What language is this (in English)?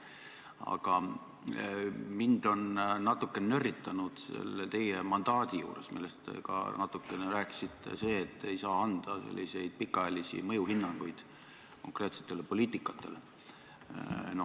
Estonian